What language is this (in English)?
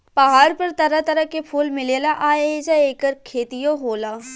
Bhojpuri